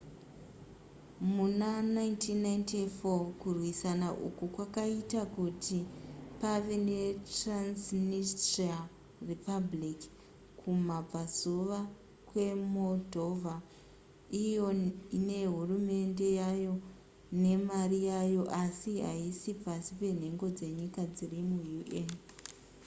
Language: Shona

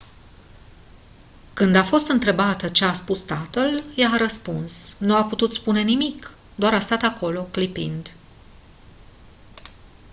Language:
Romanian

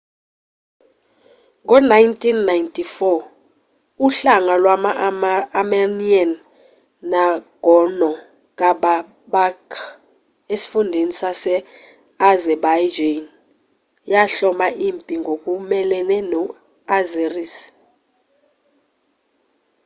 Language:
Zulu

